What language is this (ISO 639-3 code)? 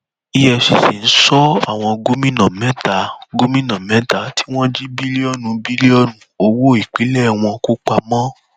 yor